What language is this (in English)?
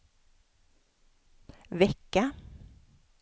Swedish